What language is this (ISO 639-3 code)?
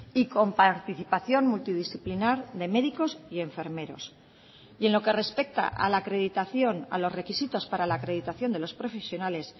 spa